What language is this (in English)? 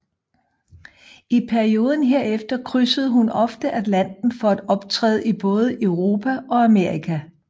Danish